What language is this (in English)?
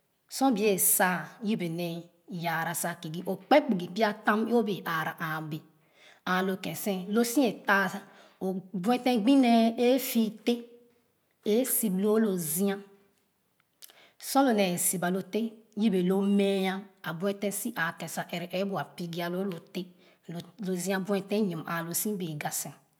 Khana